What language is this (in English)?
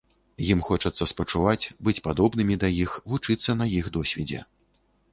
Belarusian